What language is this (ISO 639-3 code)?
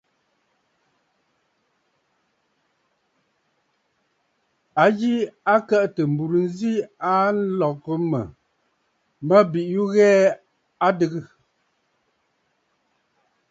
bfd